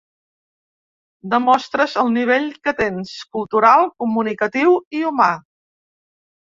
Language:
Catalan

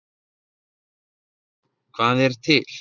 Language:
Icelandic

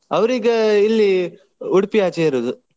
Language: Kannada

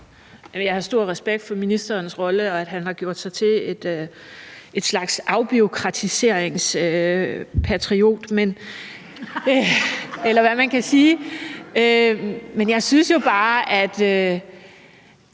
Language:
Danish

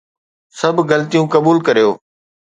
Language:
Sindhi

